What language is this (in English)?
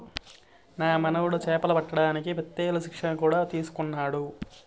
Telugu